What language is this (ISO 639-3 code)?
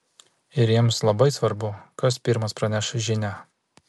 lit